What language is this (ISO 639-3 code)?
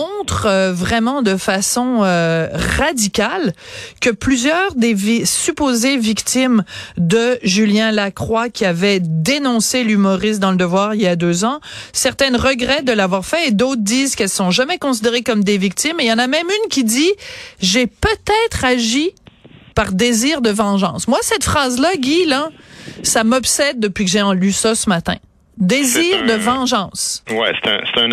fra